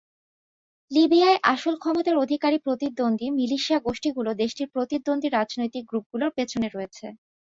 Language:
Bangla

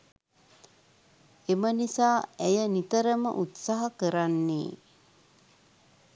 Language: Sinhala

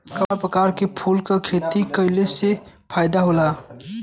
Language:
Bhojpuri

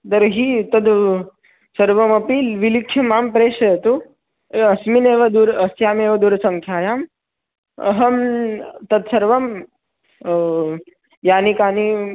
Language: Sanskrit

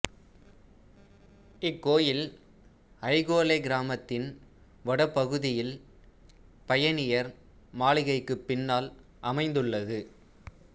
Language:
Tamil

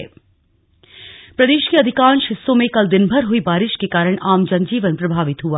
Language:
Hindi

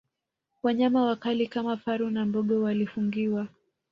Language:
Swahili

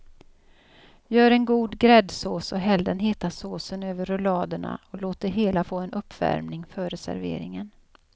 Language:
Swedish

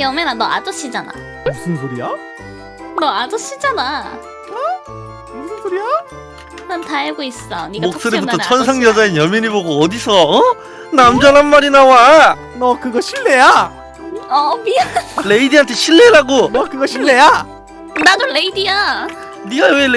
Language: Korean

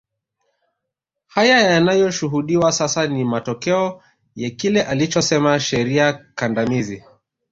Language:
Swahili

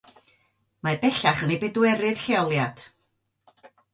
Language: Welsh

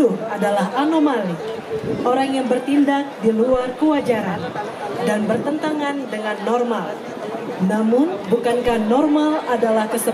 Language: Indonesian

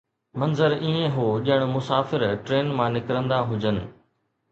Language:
Sindhi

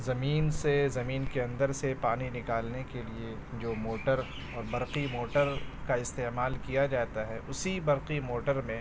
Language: Urdu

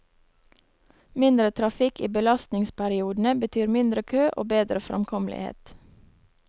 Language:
Norwegian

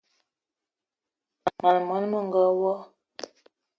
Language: Eton (Cameroon)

